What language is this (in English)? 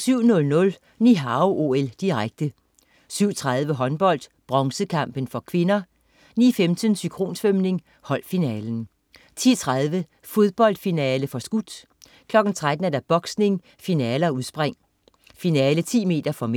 Danish